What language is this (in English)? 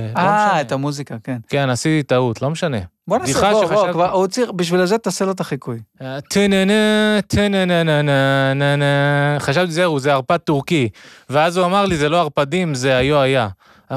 Hebrew